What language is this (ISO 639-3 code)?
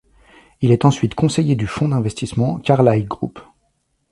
fra